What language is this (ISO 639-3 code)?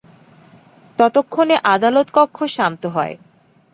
ben